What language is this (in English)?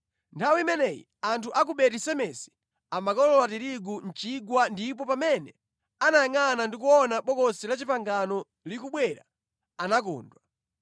Nyanja